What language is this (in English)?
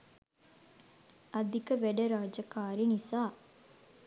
Sinhala